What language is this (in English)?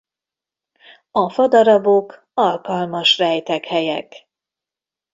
Hungarian